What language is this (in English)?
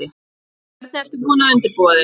Icelandic